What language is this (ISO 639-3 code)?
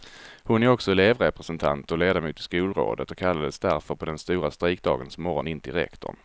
swe